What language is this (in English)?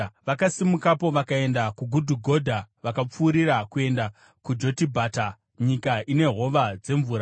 Shona